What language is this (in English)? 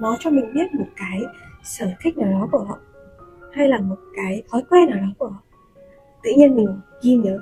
Vietnamese